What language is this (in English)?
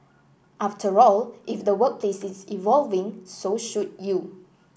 English